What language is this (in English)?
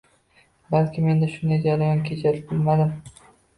Uzbek